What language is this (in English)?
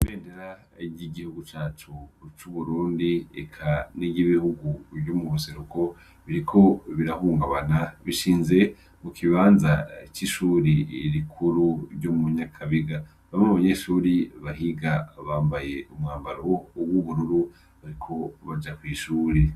Rundi